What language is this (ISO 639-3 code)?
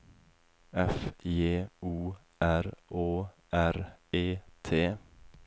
nor